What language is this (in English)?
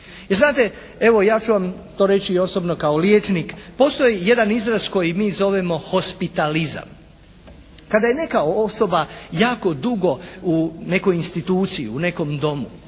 Croatian